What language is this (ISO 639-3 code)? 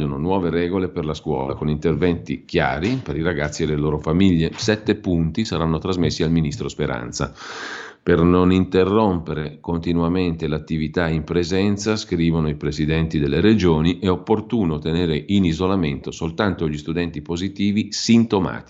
ita